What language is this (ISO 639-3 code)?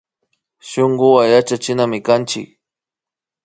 qvi